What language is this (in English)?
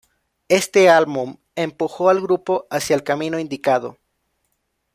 Spanish